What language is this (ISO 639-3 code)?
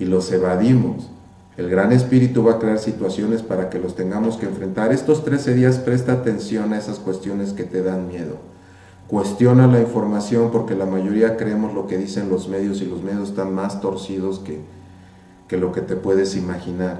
spa